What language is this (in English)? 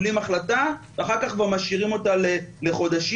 Hebrew